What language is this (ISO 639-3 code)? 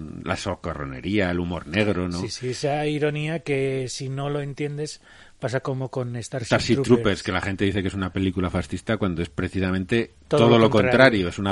spa